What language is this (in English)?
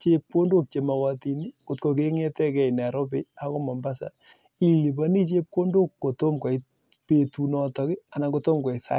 Kalenjin